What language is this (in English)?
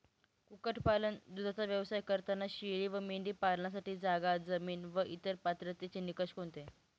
Marathi